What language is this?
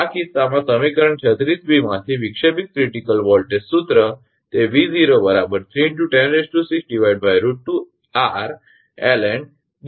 Gujarati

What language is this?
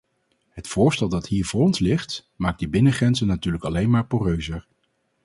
Dutch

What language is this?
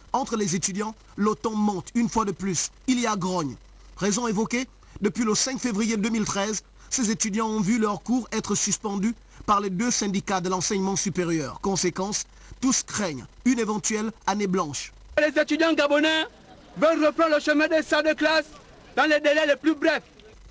French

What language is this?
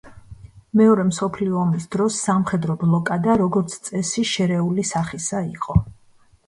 Georgian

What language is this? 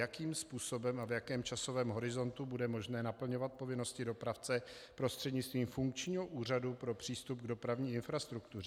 Czech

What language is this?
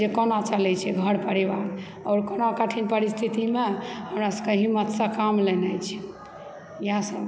Maithili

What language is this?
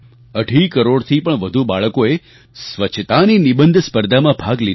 Gujarati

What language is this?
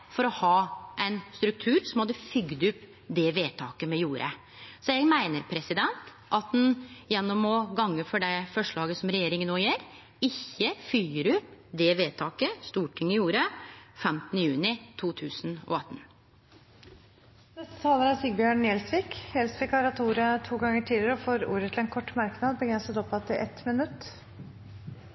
Norwegian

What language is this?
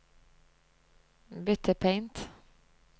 Norwegian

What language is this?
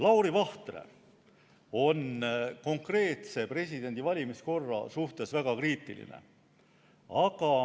Estonian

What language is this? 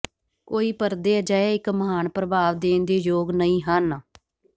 Punjabi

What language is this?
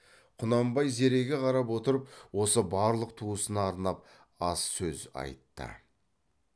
Kazakh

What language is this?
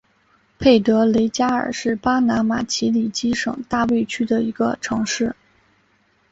Chinese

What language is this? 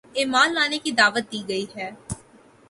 Urdu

